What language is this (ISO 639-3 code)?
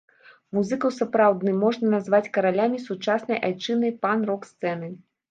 bel